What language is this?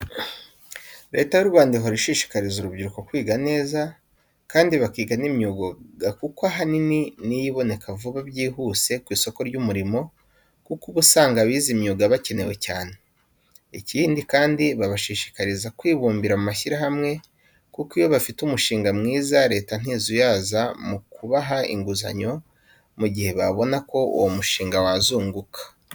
Kinyarwanda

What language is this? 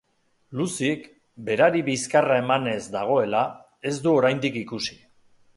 Basque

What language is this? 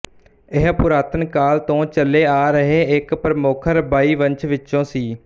Punjabi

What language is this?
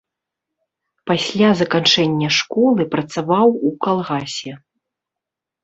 Belarusian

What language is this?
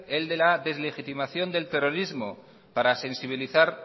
Spanish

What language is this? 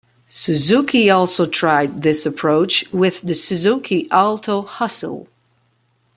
English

